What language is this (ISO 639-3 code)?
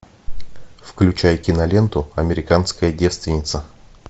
rus